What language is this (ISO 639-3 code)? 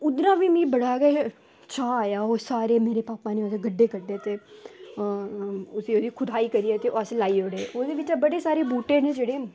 doi